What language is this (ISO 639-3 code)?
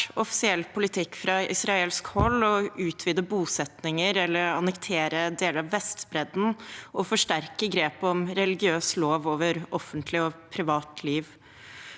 nor